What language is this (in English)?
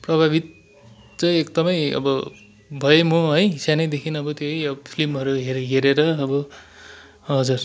Nepali